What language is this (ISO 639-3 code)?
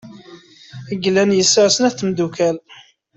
kab